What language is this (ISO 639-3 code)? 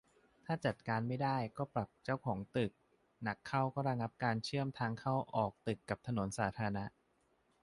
tha